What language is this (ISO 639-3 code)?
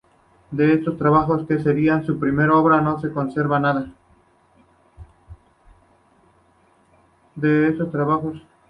spa